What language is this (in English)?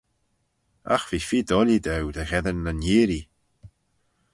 Manx